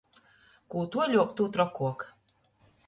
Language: Latgalian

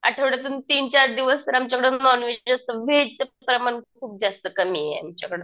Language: Marathi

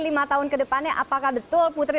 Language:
Indonesian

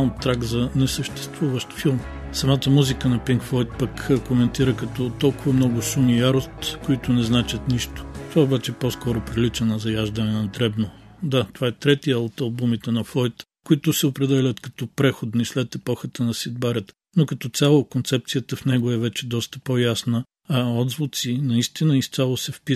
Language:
Bulgarian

